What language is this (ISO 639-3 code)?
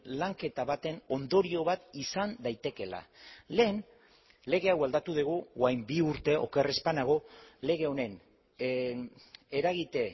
eus